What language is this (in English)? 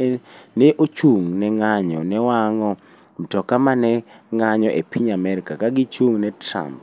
Luo (Kenya and Tanzania)